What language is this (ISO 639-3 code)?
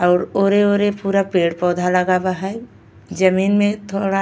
bho